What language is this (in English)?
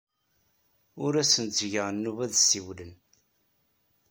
Kabyle